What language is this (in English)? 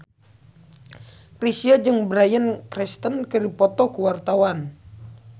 Sundanese